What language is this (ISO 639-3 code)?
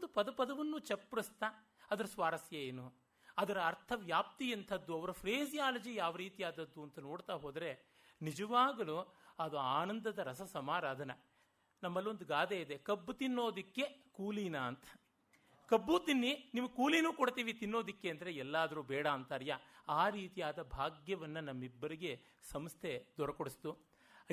kan